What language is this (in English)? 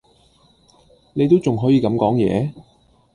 Cantonese